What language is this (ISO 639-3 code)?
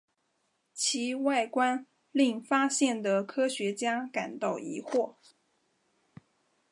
zho